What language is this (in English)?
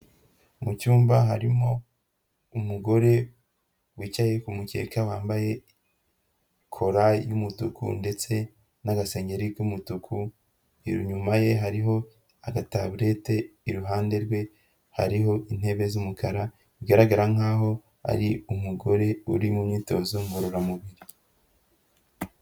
Kinyarwanda